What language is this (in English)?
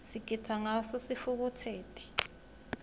Swati